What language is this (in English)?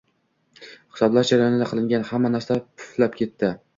Uzbek